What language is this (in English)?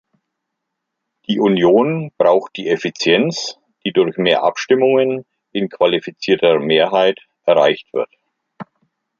German